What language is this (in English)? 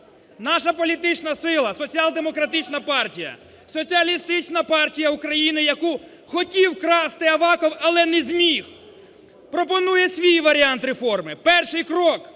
Ukrainian